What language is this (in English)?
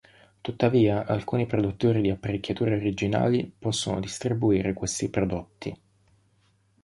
Italian